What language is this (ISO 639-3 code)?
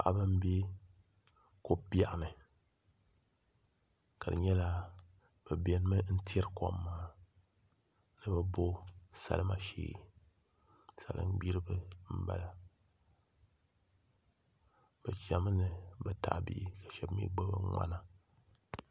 dag